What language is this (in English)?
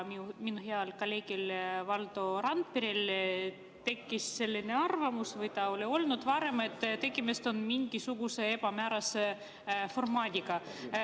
Estonian